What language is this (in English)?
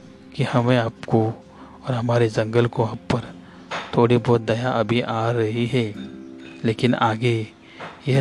Hindi